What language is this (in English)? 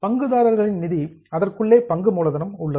Tamil